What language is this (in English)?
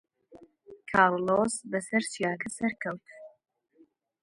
Central Kurdish